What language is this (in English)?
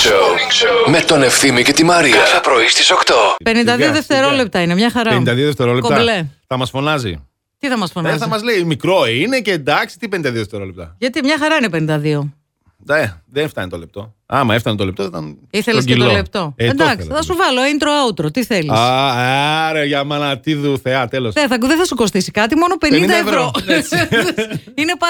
Greek